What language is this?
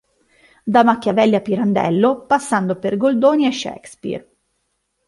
Italian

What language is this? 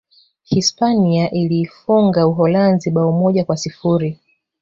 Swahili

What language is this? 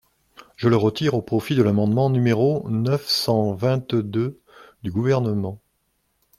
French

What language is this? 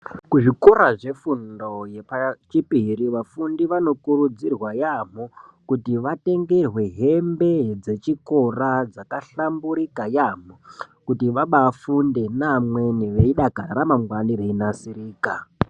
Ndau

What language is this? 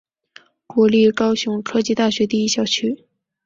Chinese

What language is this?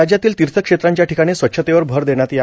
Marathi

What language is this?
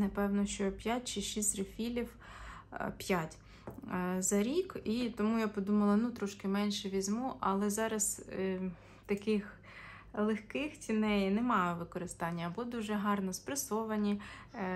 Ukrainian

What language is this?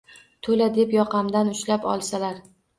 Uzbek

